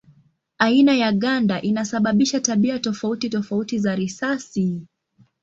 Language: Swahili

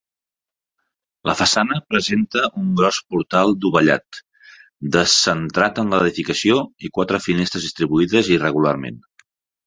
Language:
Catalan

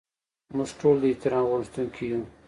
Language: Pashto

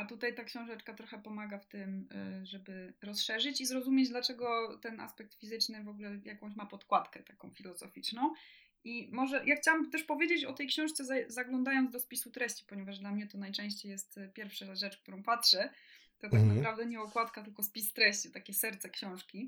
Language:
Polish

